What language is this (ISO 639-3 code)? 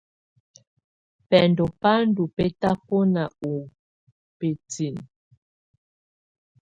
tvu